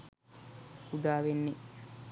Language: Sinhala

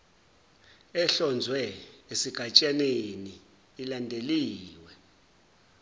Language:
Zulu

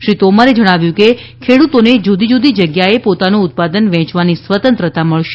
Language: Gujarati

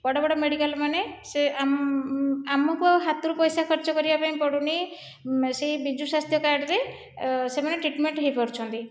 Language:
Odia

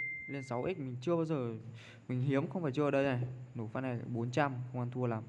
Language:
Vietnamese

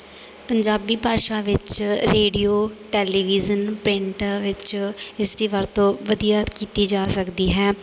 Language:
Punjabi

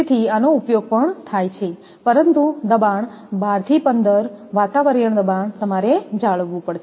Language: Gujarati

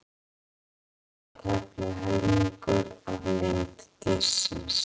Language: Icelandic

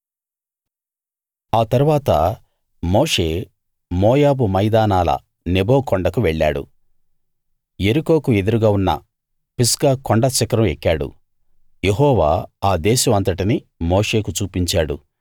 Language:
Telugu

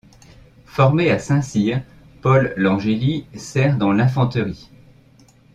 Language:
French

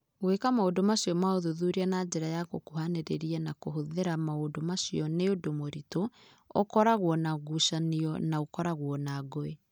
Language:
Kikuyu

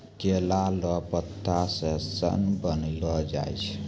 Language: Maithili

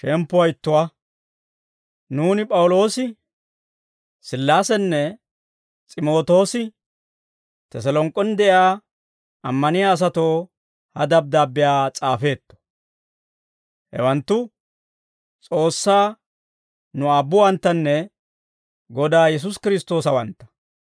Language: Dawro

